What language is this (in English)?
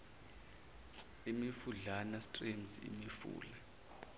Zulu